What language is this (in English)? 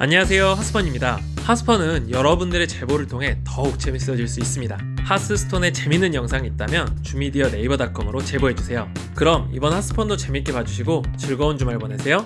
Korean